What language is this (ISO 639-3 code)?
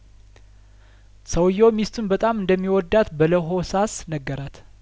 amh